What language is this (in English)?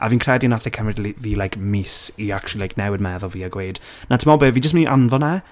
Welsh